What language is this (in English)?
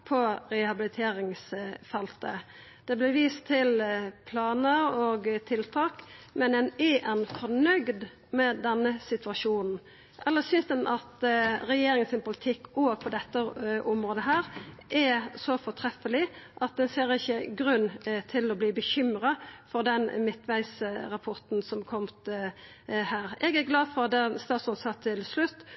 Norwegian Nynorsk